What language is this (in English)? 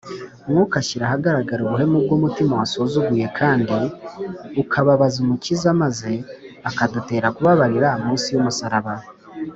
Kinyarwanda